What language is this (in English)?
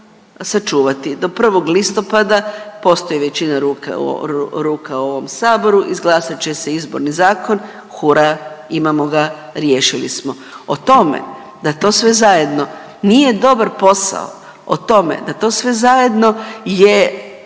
Croatian